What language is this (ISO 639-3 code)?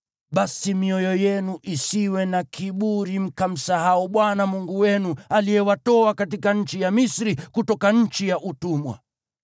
swa